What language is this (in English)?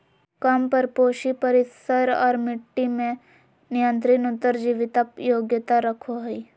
Magahi